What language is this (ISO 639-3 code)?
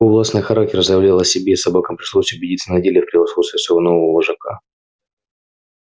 rus